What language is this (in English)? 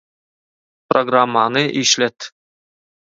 Turkmen